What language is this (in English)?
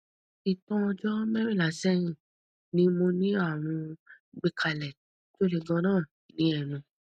Yoruba